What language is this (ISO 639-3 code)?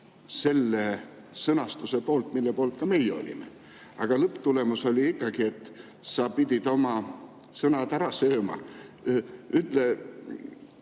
est